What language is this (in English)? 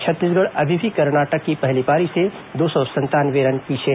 Hindi